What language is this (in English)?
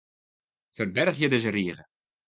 Western Frisian